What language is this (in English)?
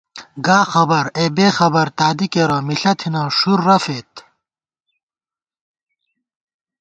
Gawar-Bati